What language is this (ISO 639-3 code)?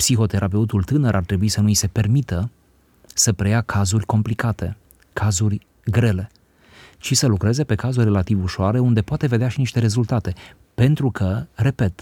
ron